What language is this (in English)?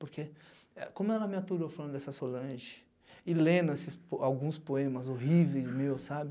Portuguese